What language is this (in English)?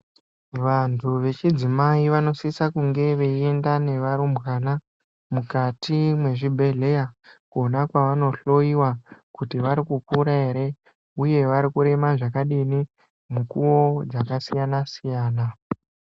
Ndau